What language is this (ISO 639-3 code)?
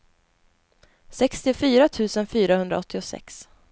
swe